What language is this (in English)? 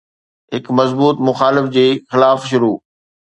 Sindhi